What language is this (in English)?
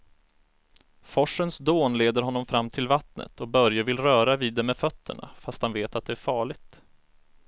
Swedish